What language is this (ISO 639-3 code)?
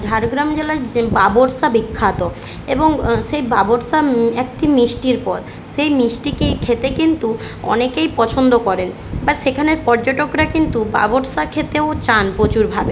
ben